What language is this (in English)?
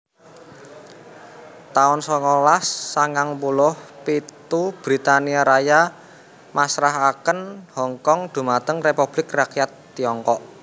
Javanese